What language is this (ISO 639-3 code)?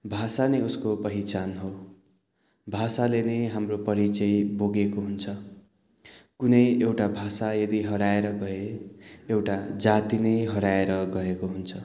nep